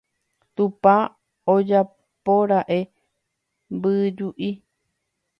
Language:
Guarani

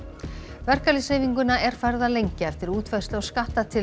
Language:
Icelandic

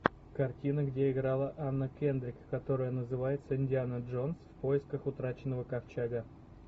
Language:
Russian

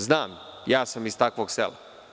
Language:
Serbian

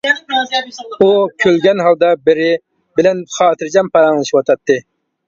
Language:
Uyghur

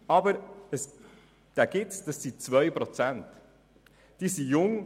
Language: Swiss German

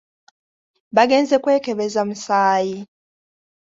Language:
Ganda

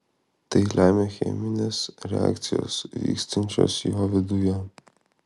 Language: Lithuanian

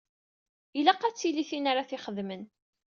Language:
Kabyle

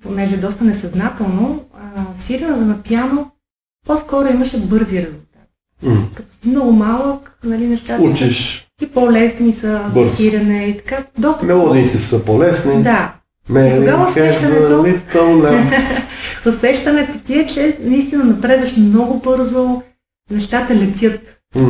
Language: Bulgarian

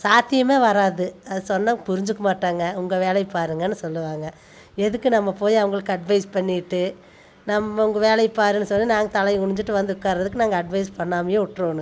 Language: Tamil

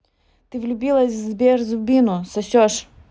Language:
Russian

